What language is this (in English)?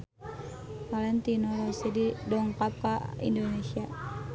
Sundanese